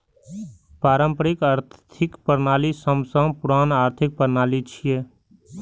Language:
Maithili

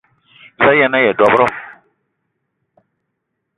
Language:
Eton (Cameroon)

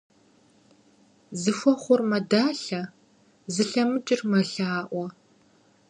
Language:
Kabardian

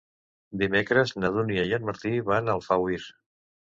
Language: Catalan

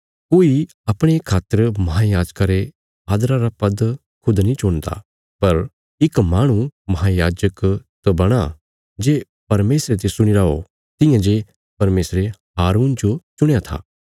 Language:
Bilaspuri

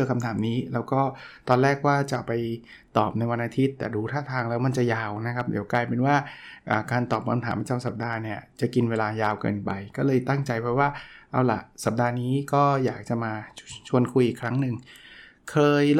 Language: Thai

